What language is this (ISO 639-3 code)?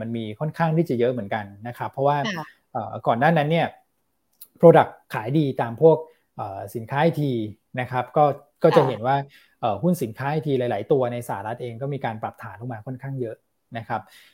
tha